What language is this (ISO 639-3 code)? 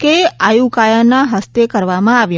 guj